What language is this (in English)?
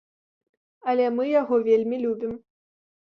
Belarusian